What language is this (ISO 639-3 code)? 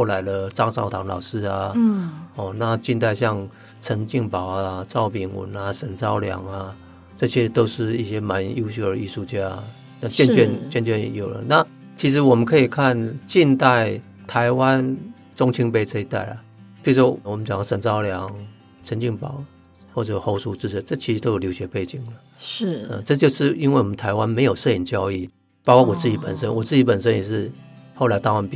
zho